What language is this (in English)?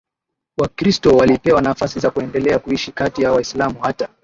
Swahili